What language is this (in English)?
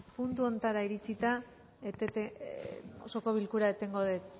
Basque